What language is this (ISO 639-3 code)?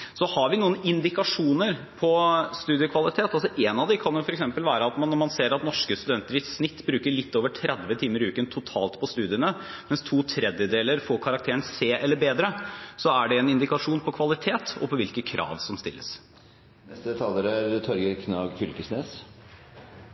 nor